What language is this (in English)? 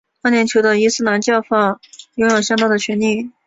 Chinese